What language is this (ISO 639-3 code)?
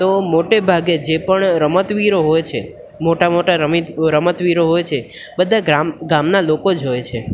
guj